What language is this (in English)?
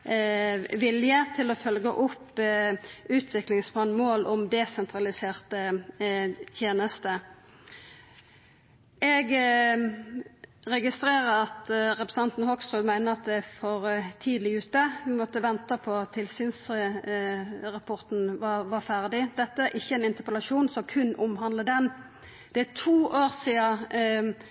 Norwegian Nynorsk